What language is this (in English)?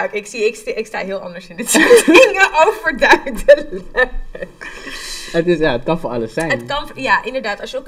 Dutch